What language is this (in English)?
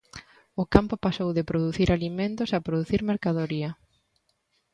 Galician